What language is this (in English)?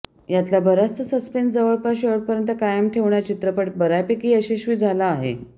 Marathi